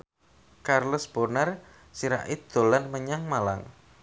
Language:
Javanese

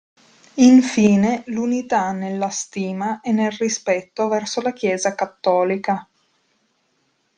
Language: Italian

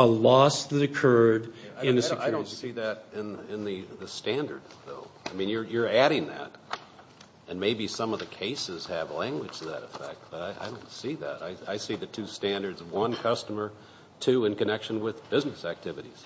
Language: English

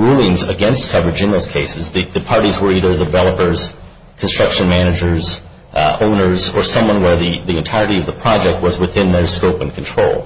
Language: English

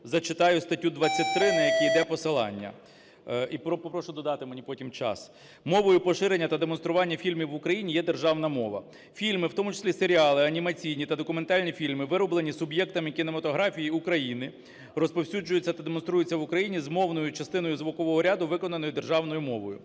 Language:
Ukrainian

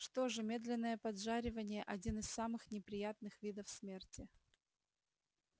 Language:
Russian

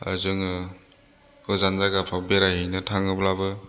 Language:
Bodo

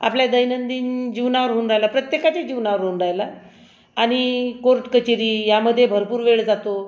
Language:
Marathi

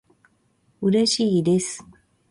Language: Japanese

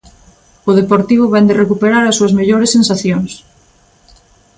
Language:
Galician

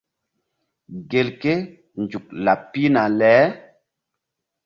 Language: Mbum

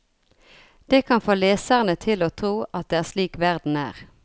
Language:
Norwegian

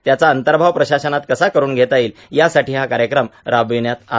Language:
Marathi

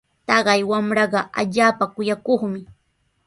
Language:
Sihuas Ancash Quechua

